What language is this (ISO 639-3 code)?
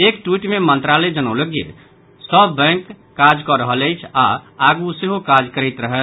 mai